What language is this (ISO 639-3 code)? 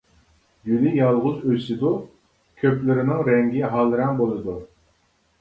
uig